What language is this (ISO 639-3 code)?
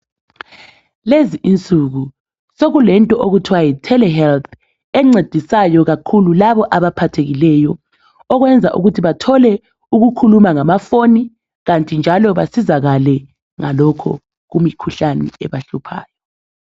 nde